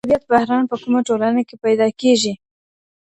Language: Pashto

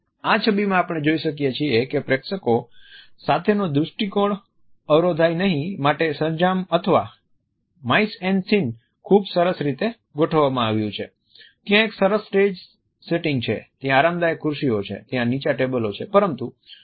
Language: Gujarati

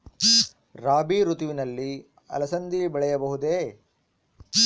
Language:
Kannada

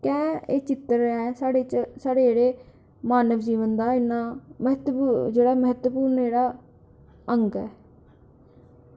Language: Dogri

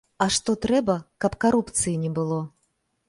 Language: Belarusian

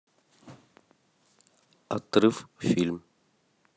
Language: Russian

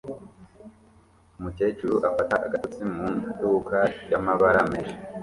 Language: Kinyarwanda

